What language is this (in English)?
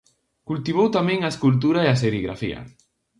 Galician